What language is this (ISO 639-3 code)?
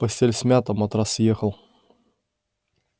rus